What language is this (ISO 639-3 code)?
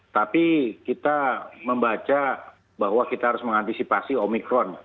ind